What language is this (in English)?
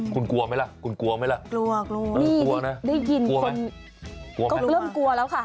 Thai